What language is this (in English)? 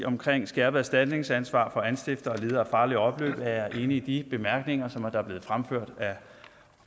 Danish